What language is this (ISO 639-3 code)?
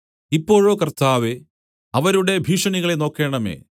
mal